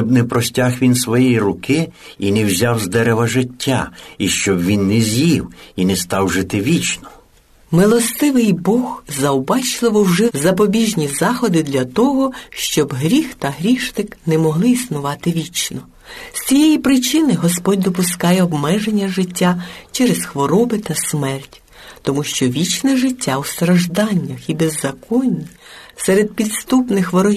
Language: Ukrainian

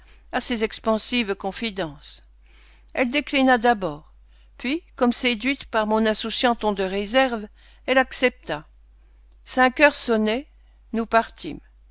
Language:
French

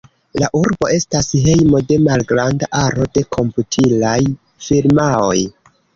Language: Esperanto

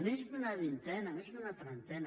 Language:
Catalan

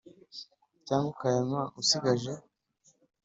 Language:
Kinyarwanda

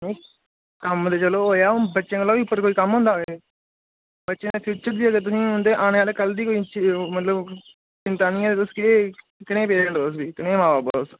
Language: Dogri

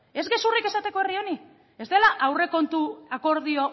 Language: Basque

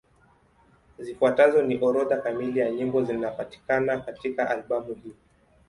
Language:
Swahili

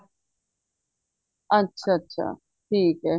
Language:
Punjabi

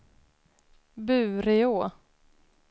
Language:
Swedish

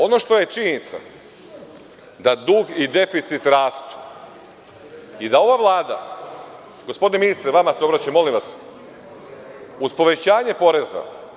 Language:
Serbian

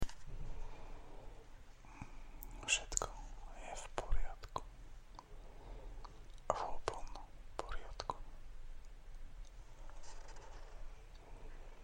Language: Slovak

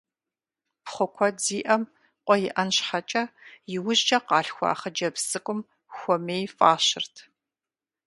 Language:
Kabardian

